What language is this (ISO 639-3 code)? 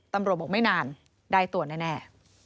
tha